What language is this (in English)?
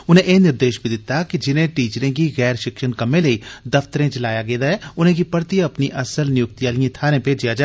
Dogri